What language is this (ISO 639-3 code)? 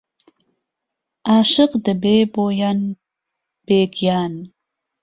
ckb